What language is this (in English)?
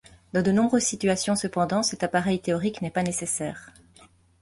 French